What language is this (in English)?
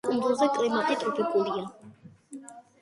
Georgian